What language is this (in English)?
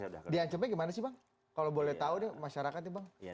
Indonesian